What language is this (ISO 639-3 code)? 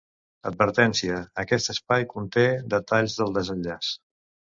cat